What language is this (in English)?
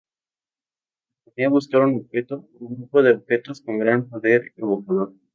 Spanish